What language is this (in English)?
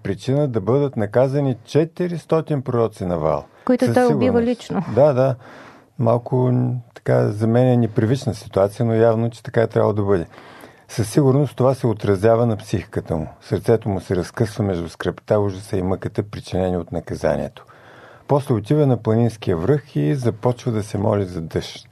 Bulgarian